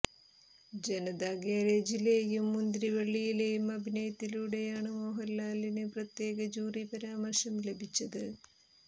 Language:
Malayalam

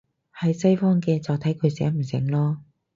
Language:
Cantonese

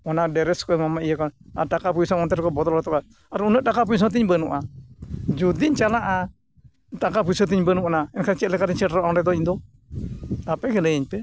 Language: Santali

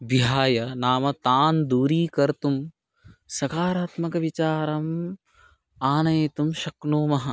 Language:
Sanskrit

